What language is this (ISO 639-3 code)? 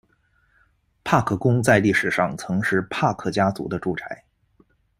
zho